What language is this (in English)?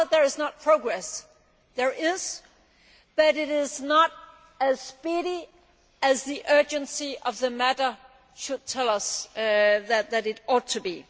English